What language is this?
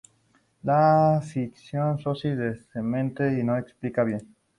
Spanish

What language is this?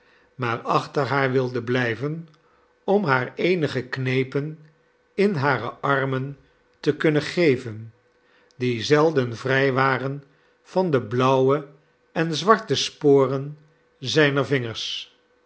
Dutch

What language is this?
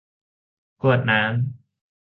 Thai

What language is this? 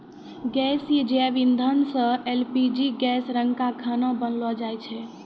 Maithili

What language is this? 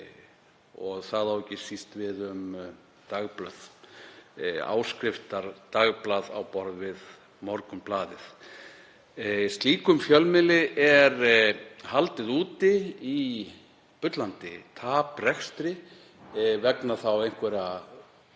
Icelandic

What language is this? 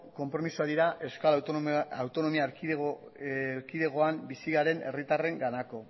Basque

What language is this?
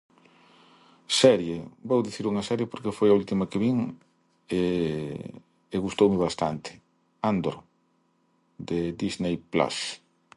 Galician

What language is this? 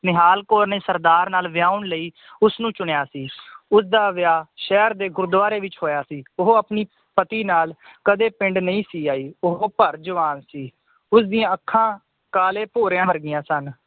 Punjabi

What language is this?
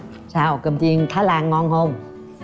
Vietnamese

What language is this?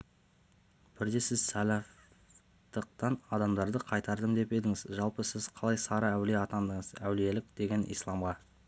Kazakh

